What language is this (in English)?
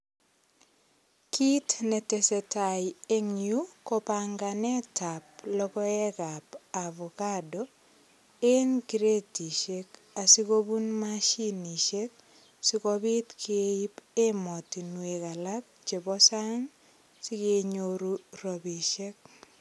Kalenjin